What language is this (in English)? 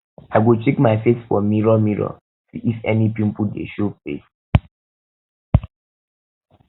Nigerian Pidgin